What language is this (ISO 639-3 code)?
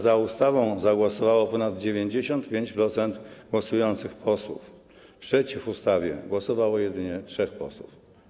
pol